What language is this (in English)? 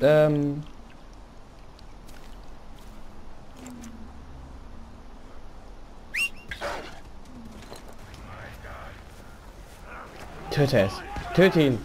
German